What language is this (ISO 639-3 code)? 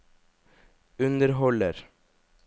nor